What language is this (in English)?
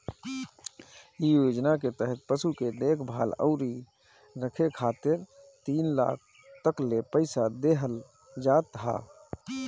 Bhojpuri